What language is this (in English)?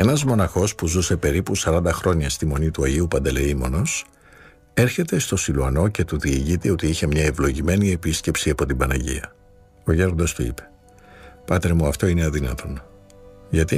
Greek